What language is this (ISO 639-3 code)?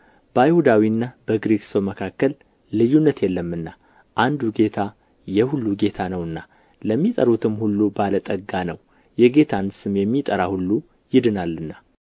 amh